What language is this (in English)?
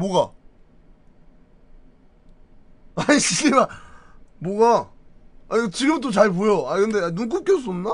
Korean